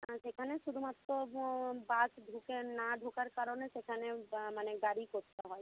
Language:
Bangla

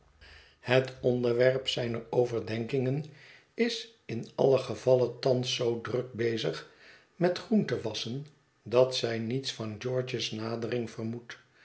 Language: Dutch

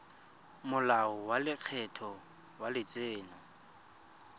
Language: Tswana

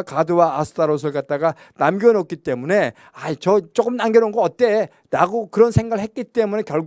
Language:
Korean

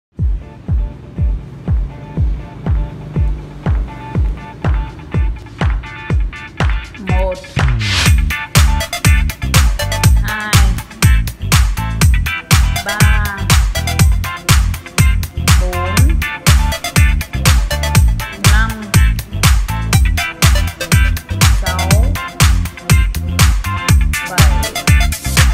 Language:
Portuguese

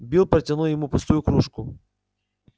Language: Russian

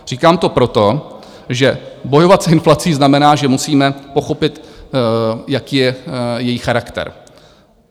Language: Czech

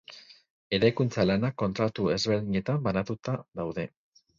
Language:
Basque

